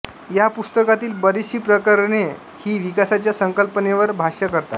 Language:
Marathi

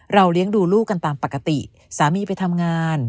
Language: Thai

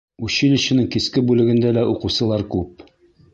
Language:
Bashkir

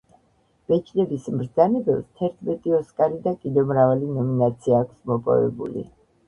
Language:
Georgian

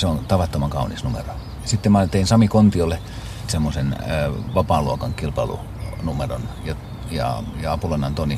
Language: Finnish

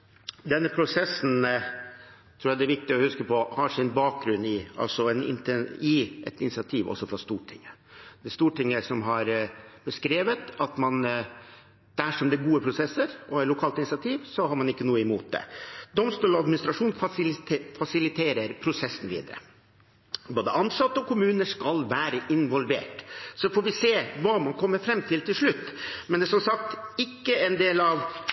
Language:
Norwegian Bokmål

